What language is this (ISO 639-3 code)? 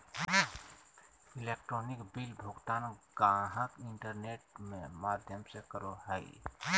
mag